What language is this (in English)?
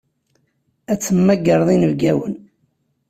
Kabyle